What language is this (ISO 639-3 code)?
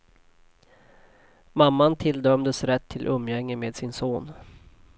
swe